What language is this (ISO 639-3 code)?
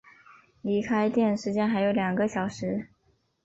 zho